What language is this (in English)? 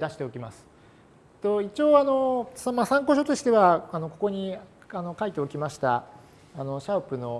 Japanese